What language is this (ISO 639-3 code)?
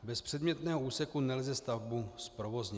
ces